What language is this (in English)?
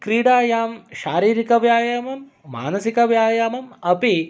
Sanskrit